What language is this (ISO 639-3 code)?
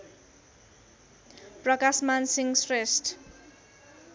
nep